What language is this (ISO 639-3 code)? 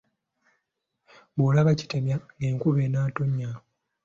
lug